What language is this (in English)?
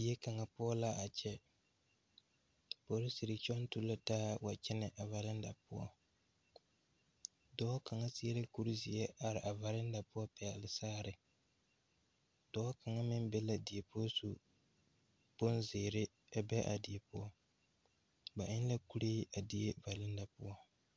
Southern Dagaare